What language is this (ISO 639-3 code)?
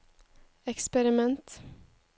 nor